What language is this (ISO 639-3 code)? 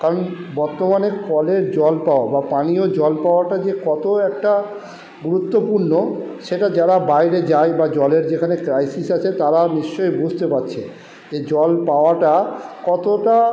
ben